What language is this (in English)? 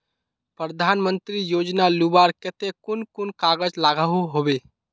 Magahi